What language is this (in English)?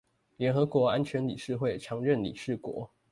Chinese